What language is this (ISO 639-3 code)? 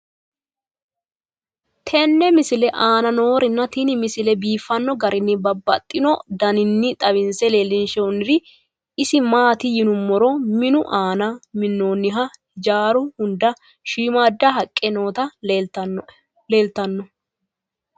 sid